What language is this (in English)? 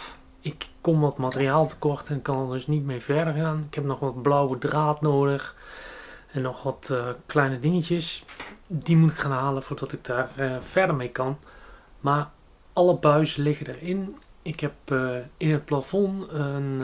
Dutch